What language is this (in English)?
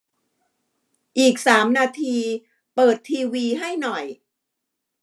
Thai